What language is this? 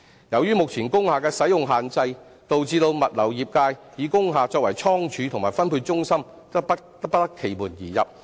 Cantonese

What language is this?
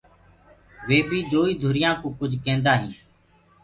Gurgula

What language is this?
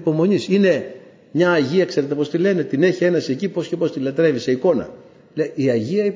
Greek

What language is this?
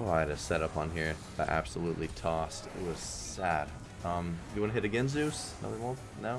English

